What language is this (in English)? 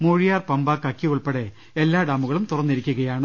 Malayalam